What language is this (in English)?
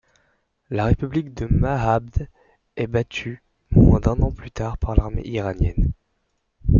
French